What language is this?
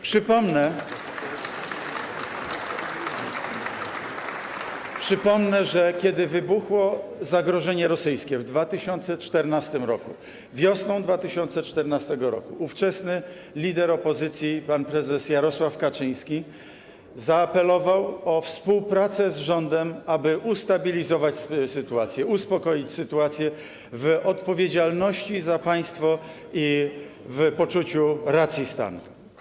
Polish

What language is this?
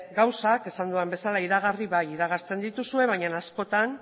Basque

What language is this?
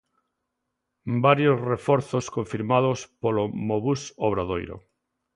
Galician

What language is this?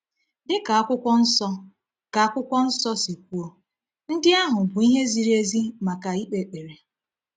Igbo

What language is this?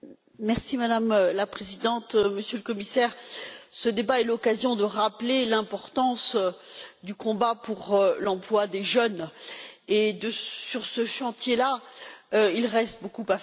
French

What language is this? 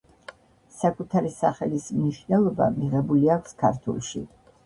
Georgian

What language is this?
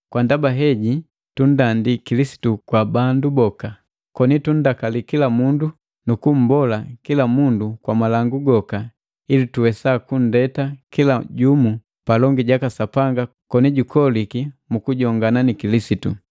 Matengo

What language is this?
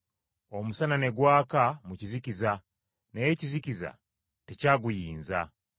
Ganda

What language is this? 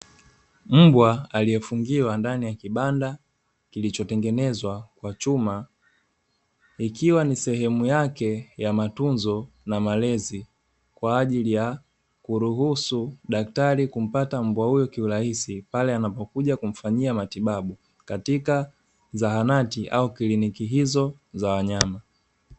Swahili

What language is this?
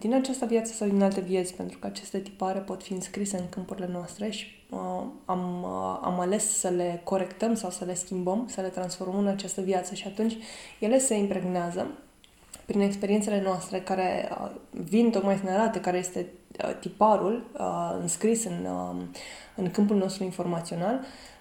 Romanian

